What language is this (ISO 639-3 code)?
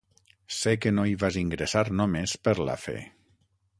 cat